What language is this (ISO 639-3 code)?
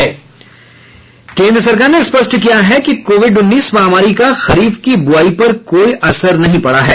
hin